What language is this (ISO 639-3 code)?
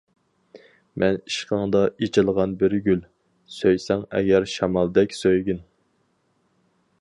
uig